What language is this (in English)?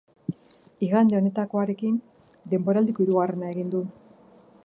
Basque